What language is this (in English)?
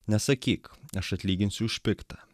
Lithuanian